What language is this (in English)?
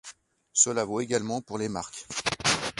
French